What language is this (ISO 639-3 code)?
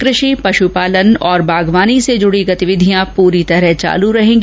hin